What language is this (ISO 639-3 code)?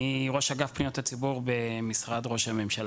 heb